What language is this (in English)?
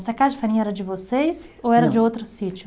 Portuguese